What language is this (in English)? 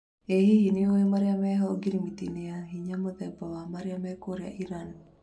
Kikuyu